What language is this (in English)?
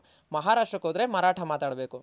Kannada